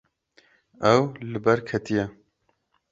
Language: Kurdish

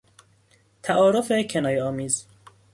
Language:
Persian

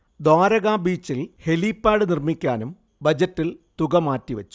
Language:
Malayalam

